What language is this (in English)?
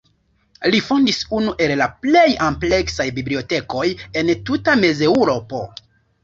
Esperanto